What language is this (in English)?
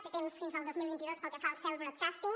Catalan